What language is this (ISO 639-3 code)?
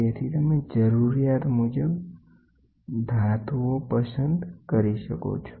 guj